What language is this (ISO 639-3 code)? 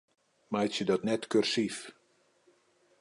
fry